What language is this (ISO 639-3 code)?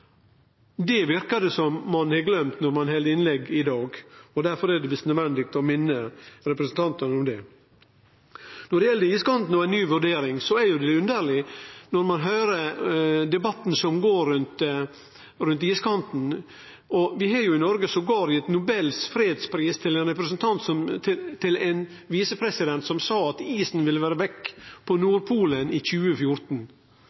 nno